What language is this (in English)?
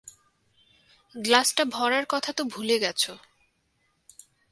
Bangla